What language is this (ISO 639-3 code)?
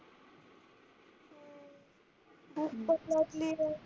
mar